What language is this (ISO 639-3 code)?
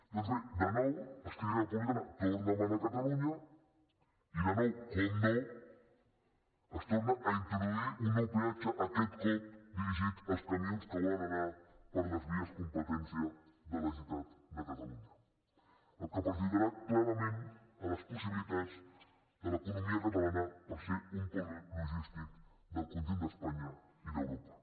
cat